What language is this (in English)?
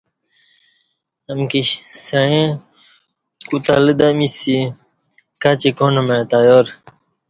Kati